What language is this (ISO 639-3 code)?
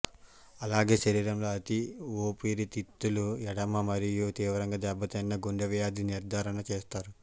tel